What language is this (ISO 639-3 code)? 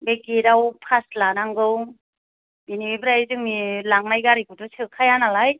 brx